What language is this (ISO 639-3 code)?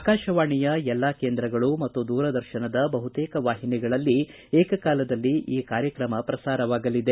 kan